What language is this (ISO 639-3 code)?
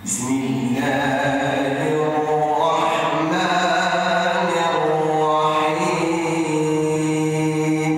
ara